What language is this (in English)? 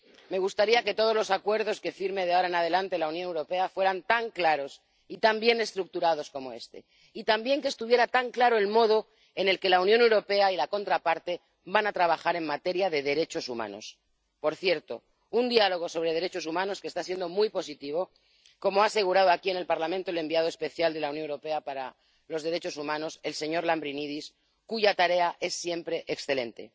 Spanish